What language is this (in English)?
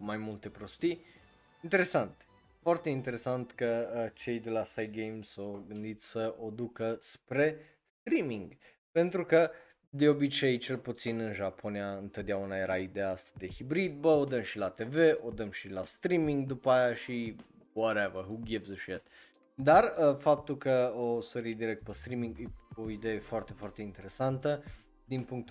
Romanian